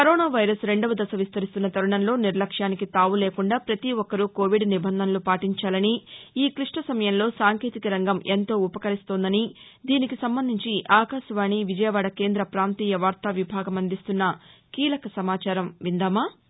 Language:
Telugu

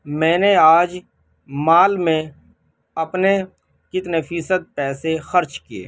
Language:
Urdu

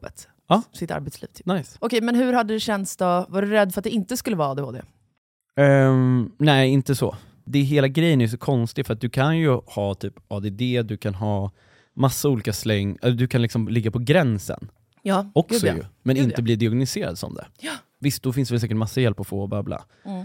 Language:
Swedish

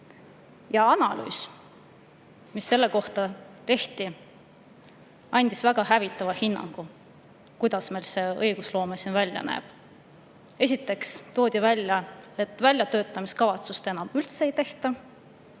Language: Estonian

